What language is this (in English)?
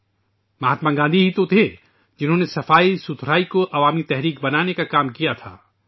Urdu